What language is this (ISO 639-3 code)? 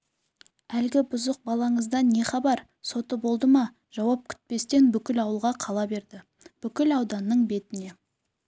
kaz